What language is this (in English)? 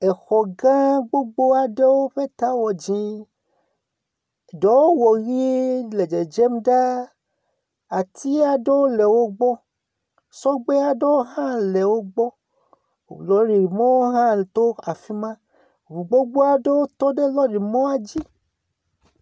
Ewe